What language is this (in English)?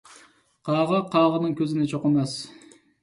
Uyghur